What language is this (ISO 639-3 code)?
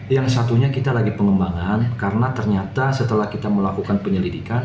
ind